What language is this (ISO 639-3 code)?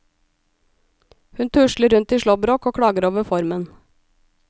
nor